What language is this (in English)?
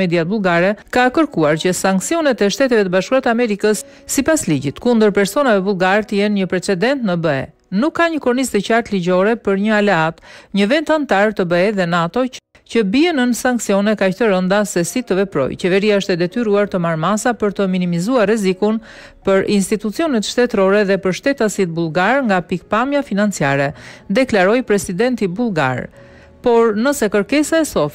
Romanian